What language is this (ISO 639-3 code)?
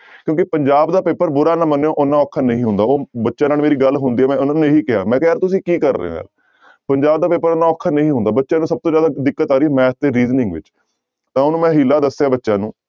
pan